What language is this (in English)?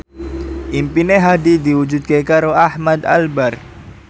Javanese